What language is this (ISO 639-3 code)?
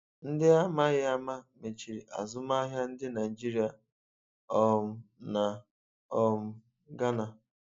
ibo